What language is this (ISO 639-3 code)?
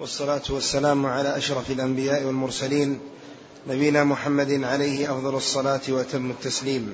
ara